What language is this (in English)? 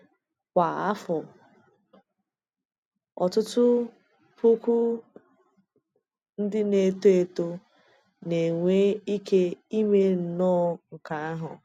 Igbo